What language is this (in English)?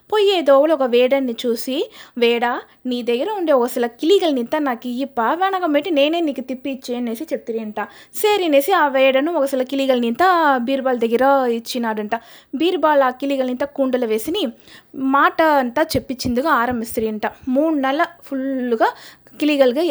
Telugu